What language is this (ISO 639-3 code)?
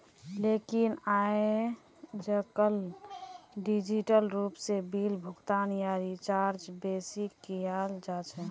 mag